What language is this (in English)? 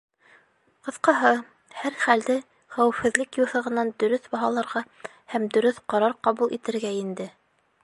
Bashkir